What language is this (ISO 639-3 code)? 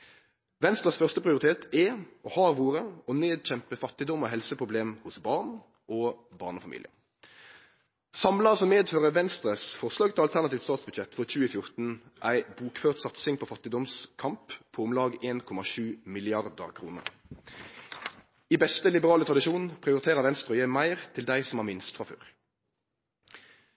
nno